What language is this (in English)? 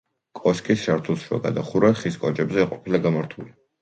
Georgian